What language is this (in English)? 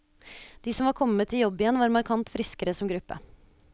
Norwegian